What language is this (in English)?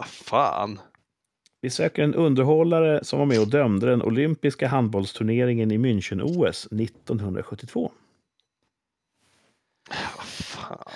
Swedish